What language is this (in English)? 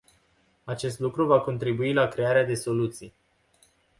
Romanian